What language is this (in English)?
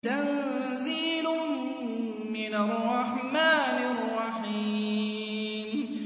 Arabic